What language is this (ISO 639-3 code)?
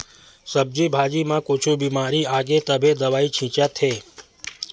hne